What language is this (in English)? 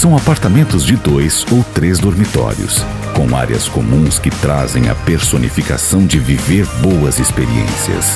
Portuguese